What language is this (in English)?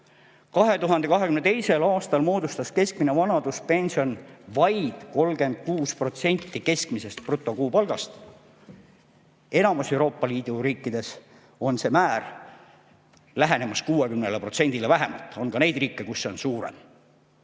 Estonian